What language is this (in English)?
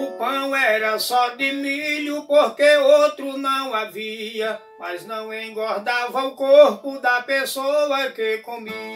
Portuguese